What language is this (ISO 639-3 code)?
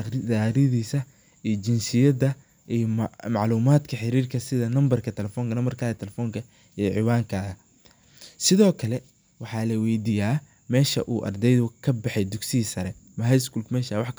som